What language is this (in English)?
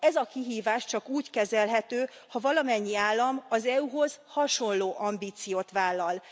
Hungarian